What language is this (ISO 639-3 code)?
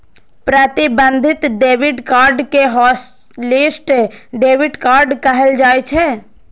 mai